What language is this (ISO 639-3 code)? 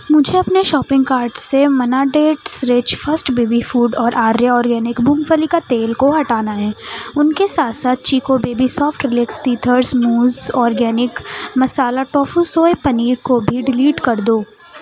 urd